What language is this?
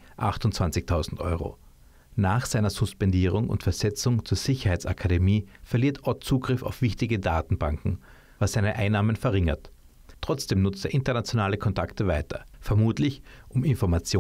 German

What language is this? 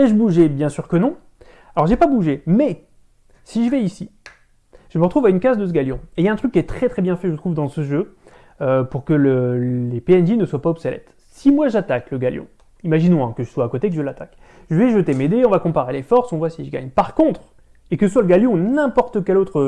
French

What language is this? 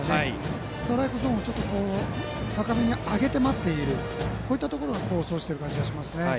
Japanese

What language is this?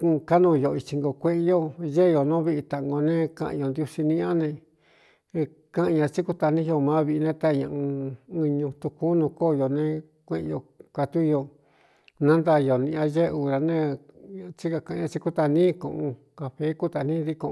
Cuyamecalco Mixtec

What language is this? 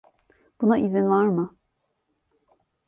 Turkish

